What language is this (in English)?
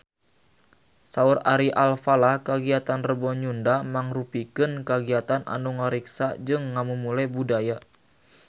Sundanese